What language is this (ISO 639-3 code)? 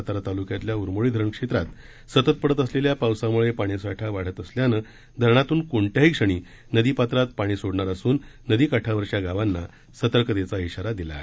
mar